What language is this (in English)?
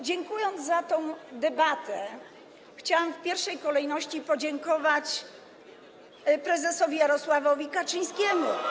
Polish